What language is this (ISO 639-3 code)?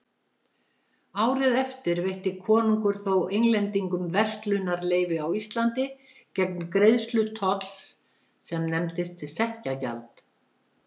isl